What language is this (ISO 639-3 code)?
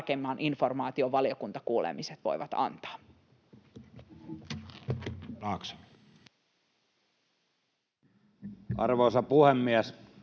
fin